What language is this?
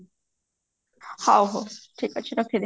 Odia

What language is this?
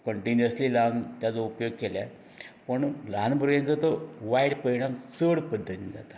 Konkani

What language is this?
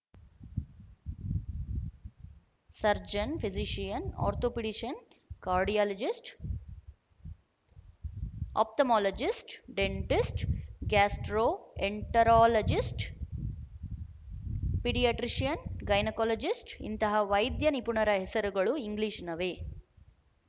Kannada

